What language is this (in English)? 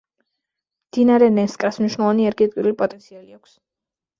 Georgian